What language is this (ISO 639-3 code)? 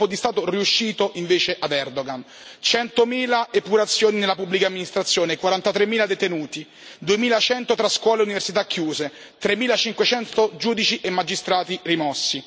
ita